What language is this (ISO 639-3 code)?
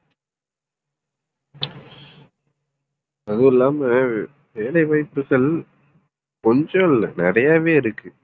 tam